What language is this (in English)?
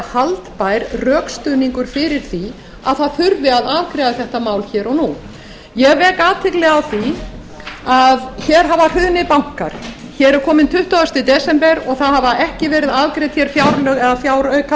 Icelandic